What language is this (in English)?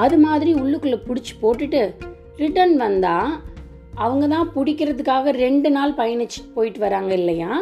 Tamil